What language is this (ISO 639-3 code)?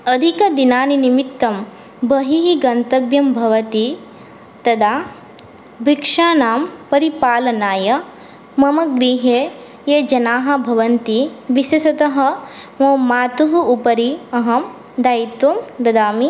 san